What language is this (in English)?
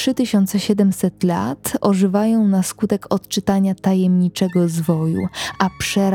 Polish